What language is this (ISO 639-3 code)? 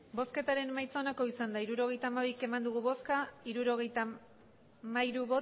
eus